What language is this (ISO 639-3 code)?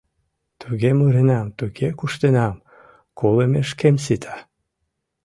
chm